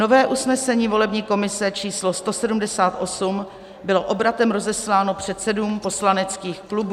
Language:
Czech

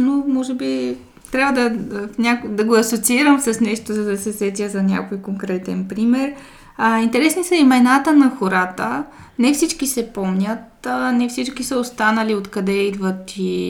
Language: Bulgarian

